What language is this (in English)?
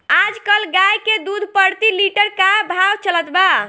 Bhojpuri